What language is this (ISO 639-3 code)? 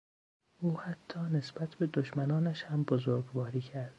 fas